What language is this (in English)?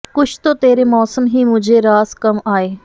Punjabi